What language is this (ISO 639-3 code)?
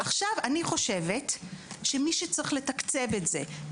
heb